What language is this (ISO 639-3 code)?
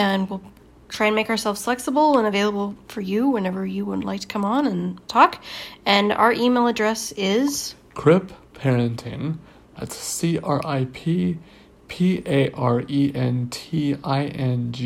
eng